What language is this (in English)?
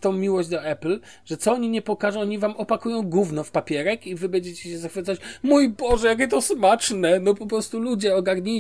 Polish